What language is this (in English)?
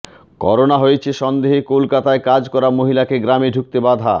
Bangla